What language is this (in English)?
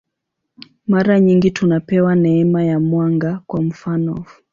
Swahili